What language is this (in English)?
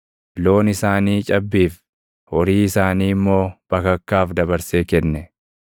Oromo